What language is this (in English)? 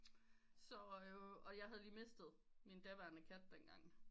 Danish